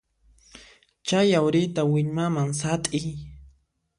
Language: Puno Quechua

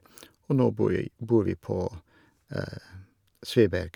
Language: Norwegian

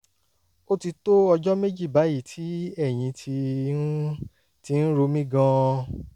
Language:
Yoruba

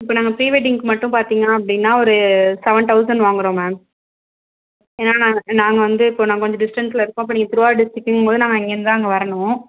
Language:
Tamil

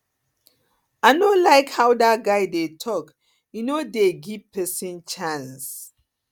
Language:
Nigerian Pidgin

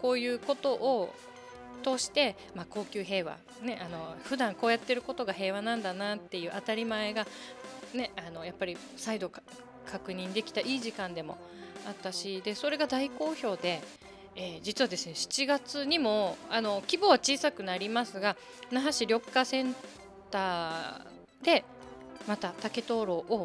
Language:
Japanese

